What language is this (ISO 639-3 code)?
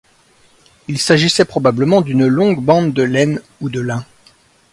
fra